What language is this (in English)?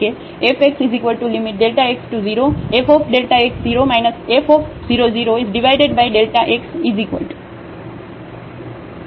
Gujarati